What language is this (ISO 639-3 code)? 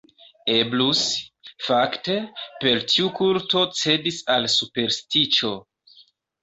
epo